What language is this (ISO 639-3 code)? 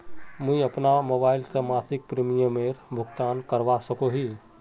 mag